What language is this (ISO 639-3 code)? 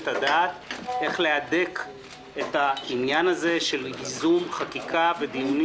heb